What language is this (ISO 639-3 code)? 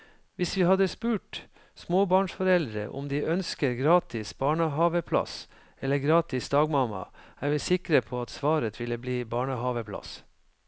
nor